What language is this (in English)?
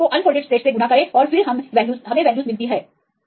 Hindi